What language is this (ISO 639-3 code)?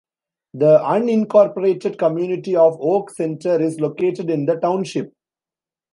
eng